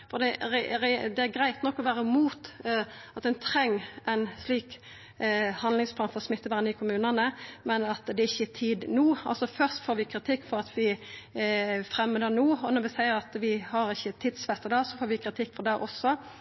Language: Norwegian Nynorsk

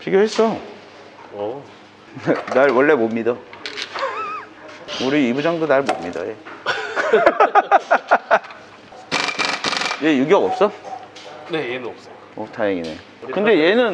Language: Korean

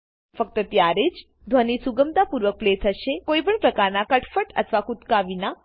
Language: Gujarati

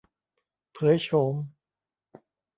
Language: Thai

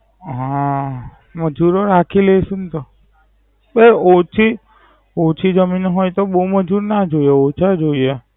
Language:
Gujarati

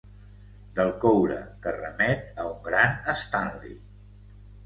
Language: Catalan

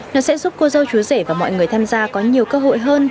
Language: Vietnamese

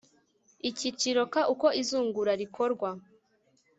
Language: Kinyarwanda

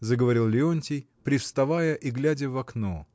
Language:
Russian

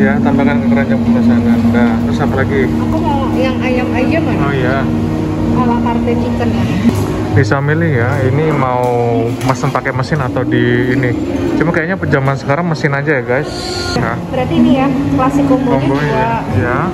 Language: Indonesian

